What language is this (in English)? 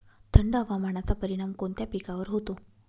Marathi